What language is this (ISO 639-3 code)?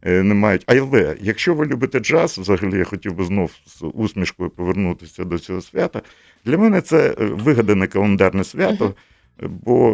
ukr